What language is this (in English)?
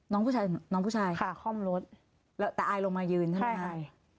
Thai